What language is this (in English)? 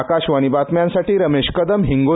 Marathi